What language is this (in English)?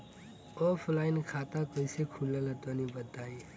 Bhojpuri